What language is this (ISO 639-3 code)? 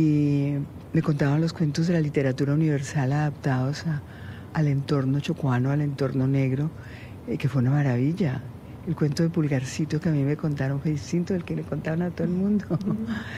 spa